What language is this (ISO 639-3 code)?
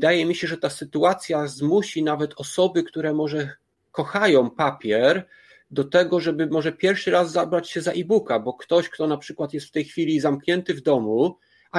pol